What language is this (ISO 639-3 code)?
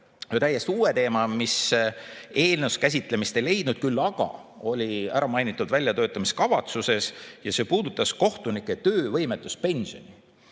est